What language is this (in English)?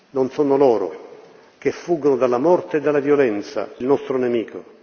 Italian